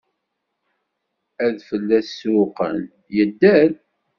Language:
Kabyle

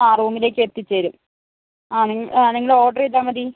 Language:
Malayalam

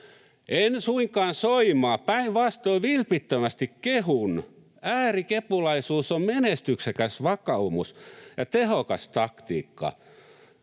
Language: Finnish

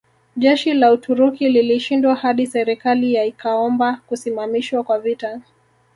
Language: Swahili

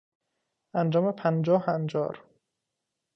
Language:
Persian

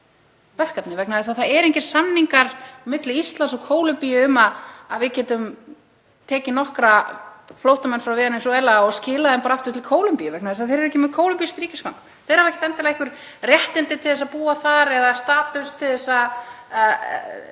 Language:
Icelandic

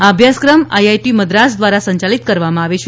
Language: Gujarati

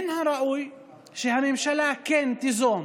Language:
Hebrew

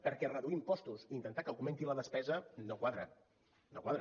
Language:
Catalan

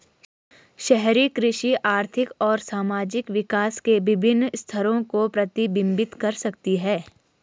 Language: Hindi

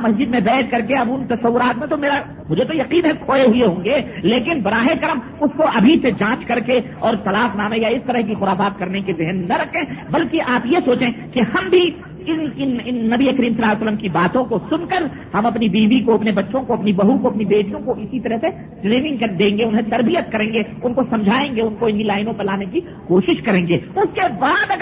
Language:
Urdu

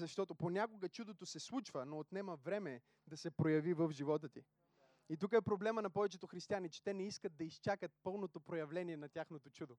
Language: Bulgarian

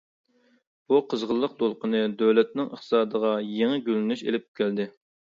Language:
Uyghur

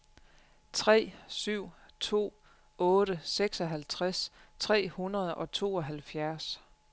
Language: Danish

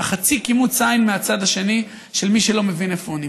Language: Hebrew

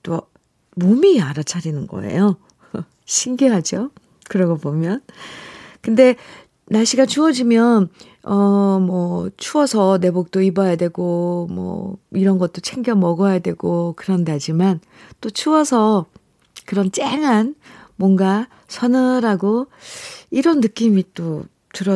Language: Korean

